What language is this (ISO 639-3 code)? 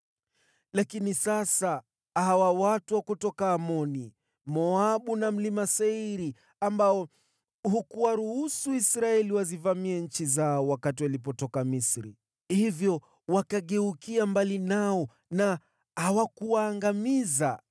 swa